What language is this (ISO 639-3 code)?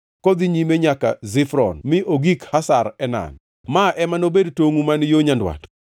luo